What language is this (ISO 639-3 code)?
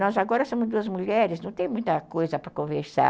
por